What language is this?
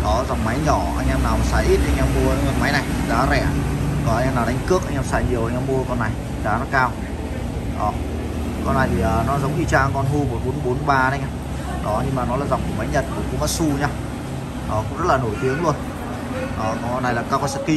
Vietnamese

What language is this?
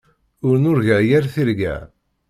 Kabyle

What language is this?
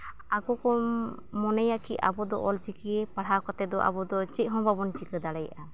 Santali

